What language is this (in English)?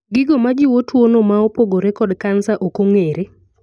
Luo (Kenya and Tanzania)